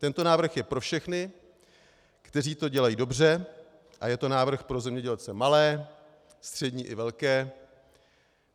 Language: Czech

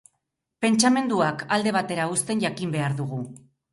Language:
Basque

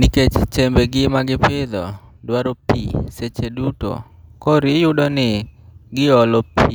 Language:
Luo (Kenya and Tanzania)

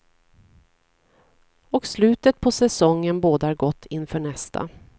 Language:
Swedish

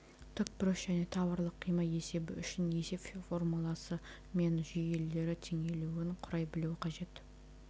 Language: Kazakh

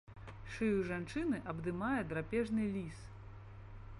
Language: Belarusian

